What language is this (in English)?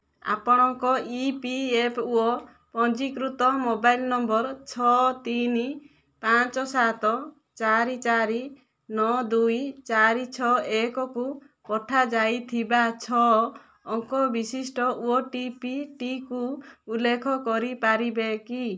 Odia